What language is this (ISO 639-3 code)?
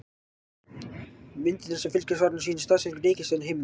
isl